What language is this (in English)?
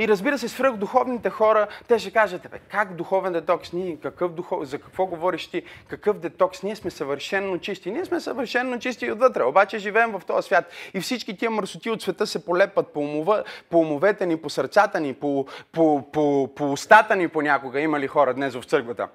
Bulgarian